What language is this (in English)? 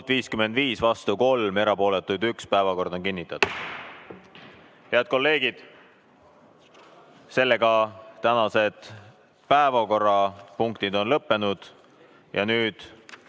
Estonian